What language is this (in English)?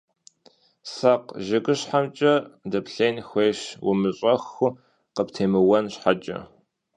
Kabardian